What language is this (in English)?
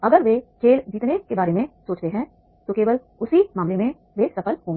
Hindi